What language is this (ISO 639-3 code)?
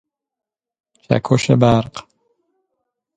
fas